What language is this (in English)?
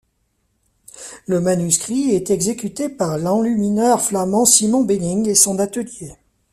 French